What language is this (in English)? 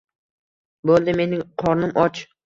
Uzbek